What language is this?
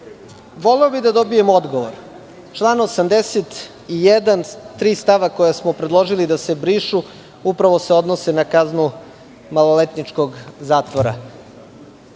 Serbian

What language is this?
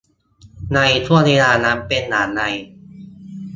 Thai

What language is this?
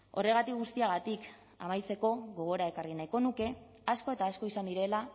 Basque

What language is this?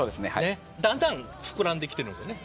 Japanese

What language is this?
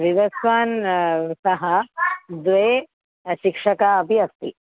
Sanskrit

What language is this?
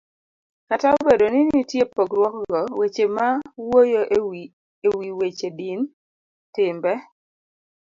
Luo (Kenya and Tanzania)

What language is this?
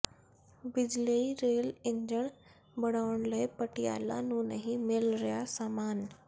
Punjabi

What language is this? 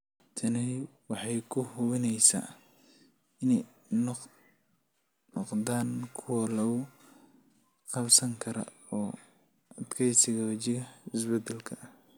Somali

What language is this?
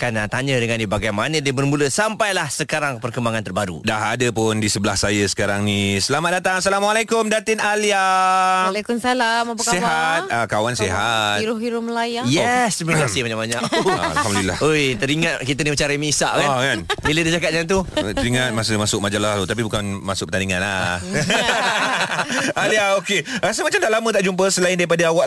Malay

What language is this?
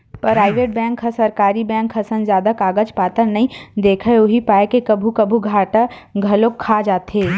Chhattisgarhi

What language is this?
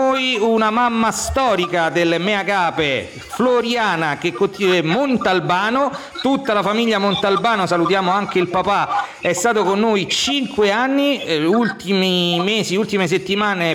Italian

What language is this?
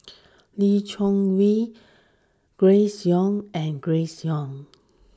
English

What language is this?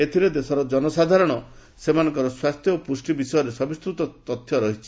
Odia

